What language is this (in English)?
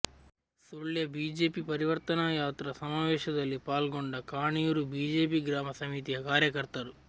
Kannada